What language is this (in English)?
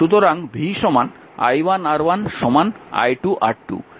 Bangla